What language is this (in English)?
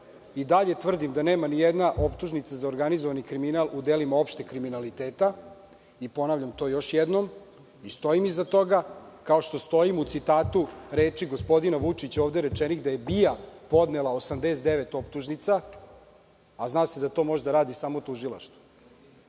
Serbian